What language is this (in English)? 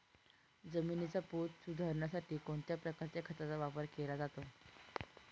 Marathi